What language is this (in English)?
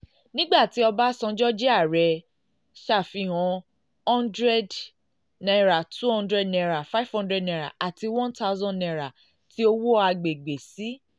Yoruba